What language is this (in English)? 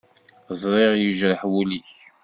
Kabyle